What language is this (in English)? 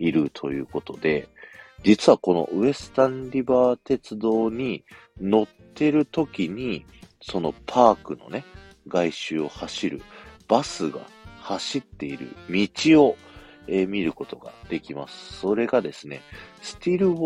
Japanese